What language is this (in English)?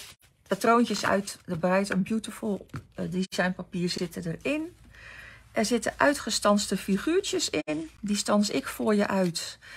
Dutch